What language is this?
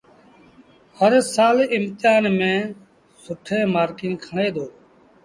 Sindhi Bhil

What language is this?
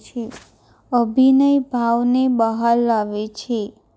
Gujarati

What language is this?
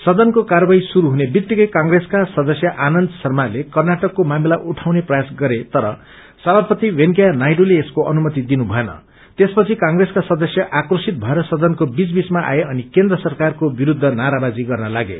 Nepali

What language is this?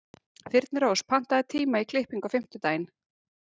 Icelandic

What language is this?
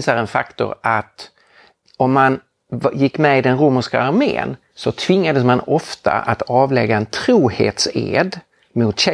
Swedish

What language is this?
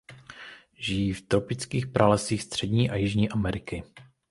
Czech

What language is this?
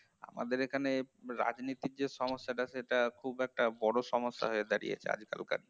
Bangla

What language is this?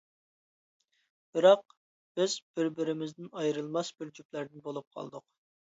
Uyghur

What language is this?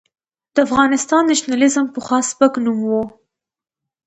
Pashto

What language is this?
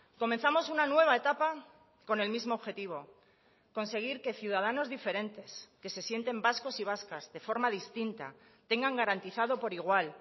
Spanish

